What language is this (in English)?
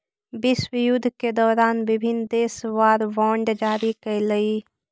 Magahi